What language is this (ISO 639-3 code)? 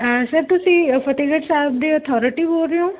pan